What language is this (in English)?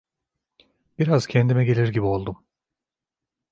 Turkish